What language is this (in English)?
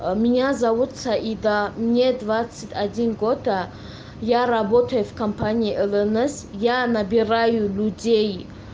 Russian